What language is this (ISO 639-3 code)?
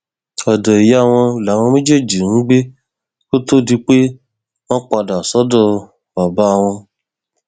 yor